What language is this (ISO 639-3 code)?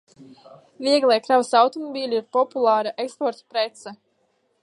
lav